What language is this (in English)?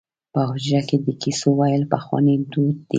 Pashto